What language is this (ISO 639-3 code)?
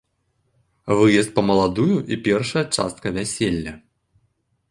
bel